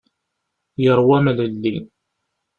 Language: Kabyle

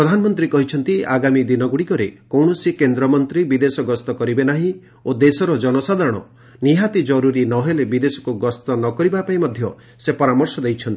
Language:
Odia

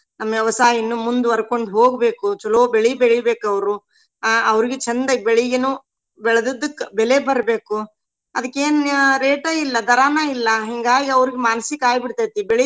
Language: Kannada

